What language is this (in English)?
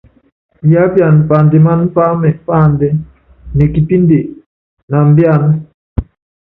Yangben